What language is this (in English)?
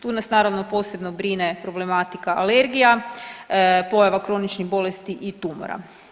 Croatian